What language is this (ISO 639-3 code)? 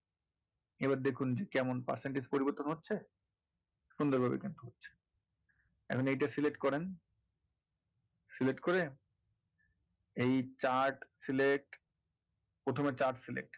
ben